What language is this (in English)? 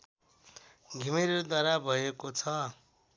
Nepali